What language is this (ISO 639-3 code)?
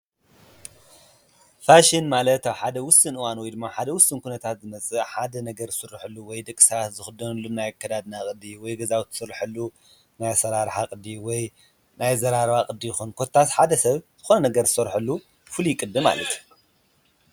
tir